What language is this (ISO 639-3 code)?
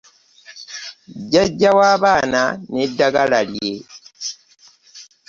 lug